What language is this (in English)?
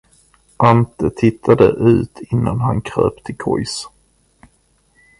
Swedish